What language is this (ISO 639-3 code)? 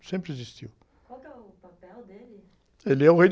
por